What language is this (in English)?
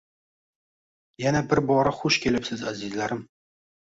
Uzbek